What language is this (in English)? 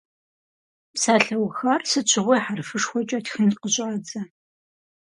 Kabardian